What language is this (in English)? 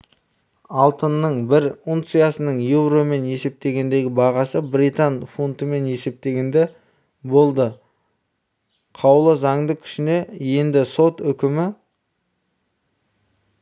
Kazakh